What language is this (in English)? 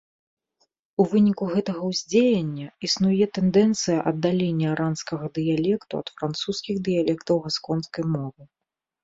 Belarusian